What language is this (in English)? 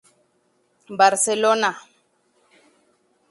Spanish